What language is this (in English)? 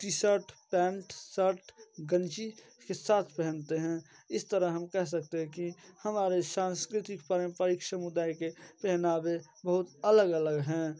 Hindi